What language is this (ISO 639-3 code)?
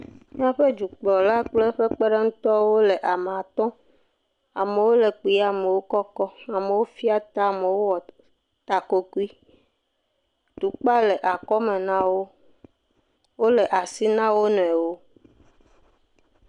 ewe